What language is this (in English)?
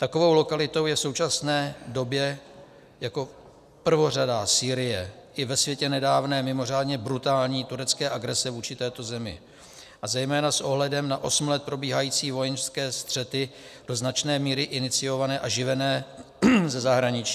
Czech